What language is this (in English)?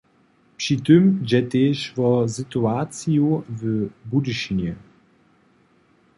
Upper Sorbian